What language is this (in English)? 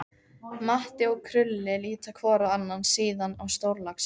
Icelandic